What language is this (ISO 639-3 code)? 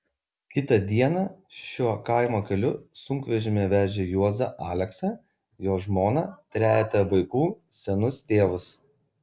lit